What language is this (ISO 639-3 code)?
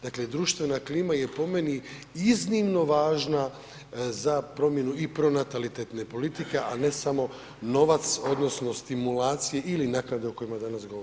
hrv